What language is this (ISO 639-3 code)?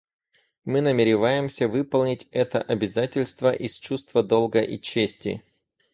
rus